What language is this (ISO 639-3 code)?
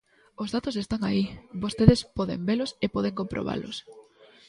glg